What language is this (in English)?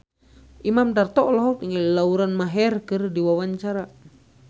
Sundanese